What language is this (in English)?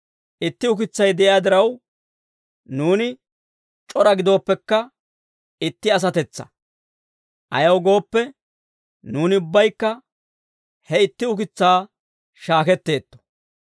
Dawro